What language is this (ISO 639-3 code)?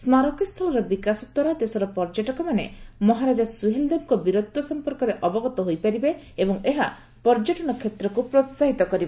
ori